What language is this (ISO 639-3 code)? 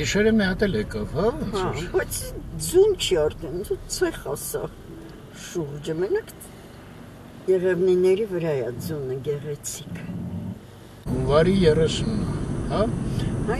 ron